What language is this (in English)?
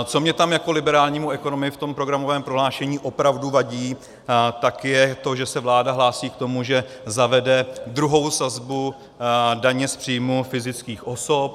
Czech